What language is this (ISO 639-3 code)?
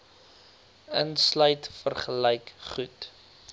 afr